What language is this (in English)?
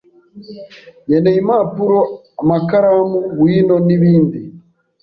Kinyarwanda